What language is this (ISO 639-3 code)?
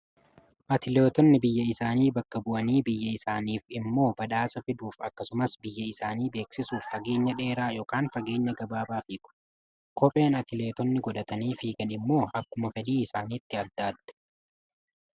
orm